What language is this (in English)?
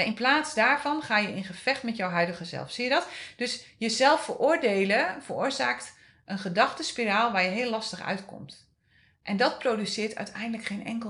Dutch